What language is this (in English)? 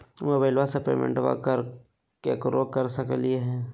Magahi